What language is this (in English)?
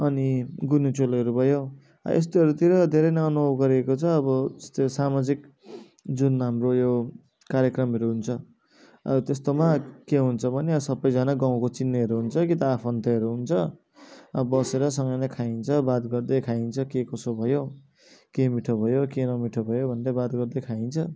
Nepali